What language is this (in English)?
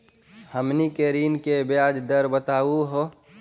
Magahi